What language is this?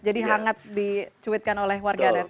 Indonesian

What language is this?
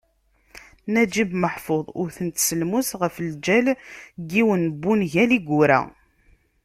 Kabyle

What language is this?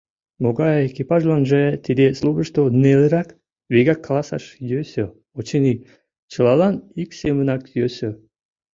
Mari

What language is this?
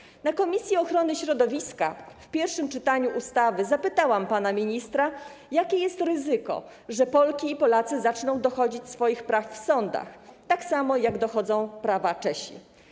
Polish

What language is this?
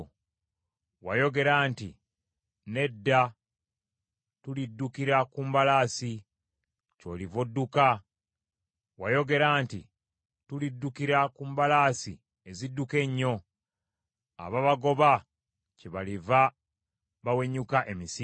Ganda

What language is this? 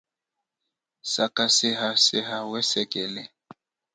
Chokwe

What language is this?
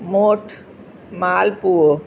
Sindhi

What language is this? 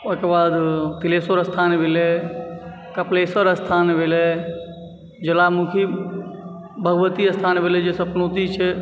Maithili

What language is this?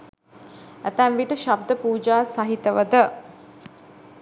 Sinhala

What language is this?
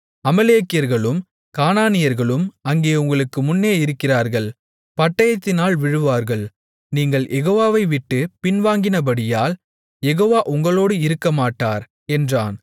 Tamil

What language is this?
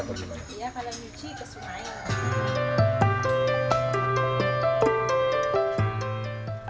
Indonesian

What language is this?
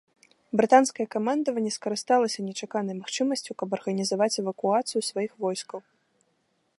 Belarusian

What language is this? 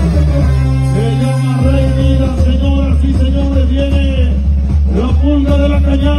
Spanish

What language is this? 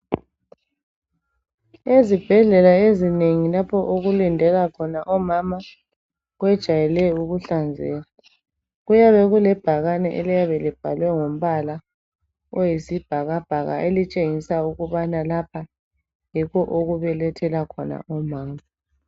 North Ndebele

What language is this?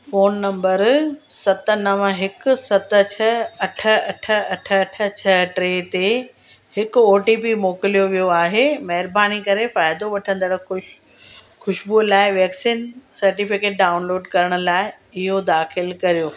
Sindhi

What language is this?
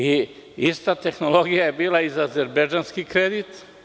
Serbian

